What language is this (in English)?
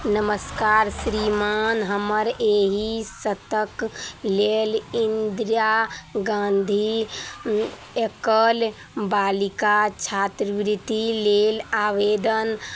Maithili